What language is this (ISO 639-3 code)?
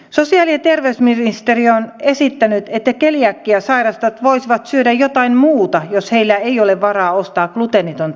fin